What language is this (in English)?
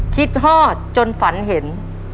Thai